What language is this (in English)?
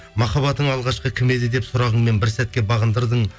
Kazakh